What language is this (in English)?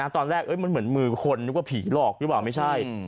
Thai